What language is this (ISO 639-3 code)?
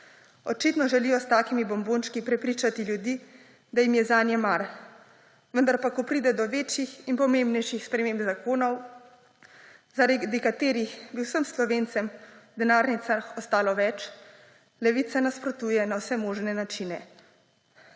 slv